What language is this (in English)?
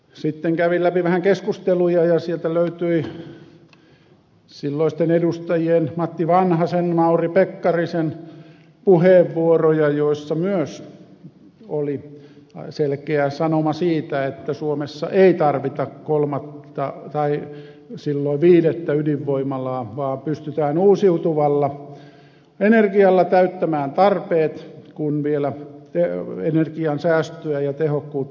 Finnish